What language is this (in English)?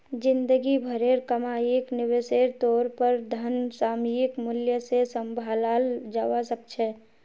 Magahi